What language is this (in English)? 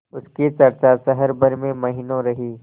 Hindi